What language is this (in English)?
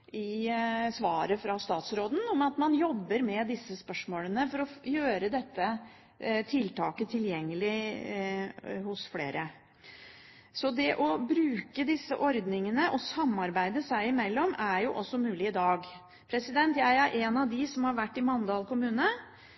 Norwegian Bokmål